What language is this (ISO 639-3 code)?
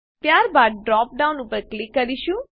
guj